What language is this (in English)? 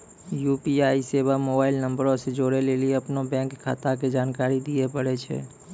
Maithili